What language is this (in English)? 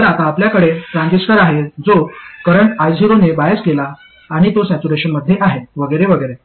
Marathi